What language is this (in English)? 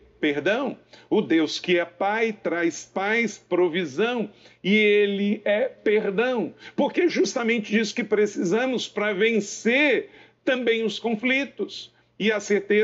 Portuguese